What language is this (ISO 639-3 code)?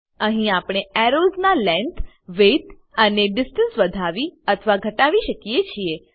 guj